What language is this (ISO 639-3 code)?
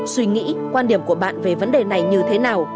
vie